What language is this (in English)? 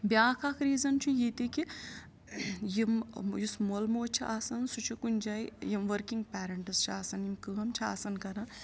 Kashmiri